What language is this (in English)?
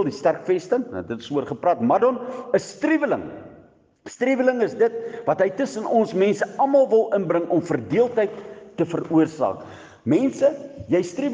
Dutch